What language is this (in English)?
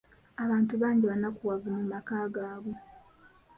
Ganda